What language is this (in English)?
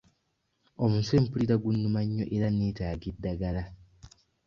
Ganda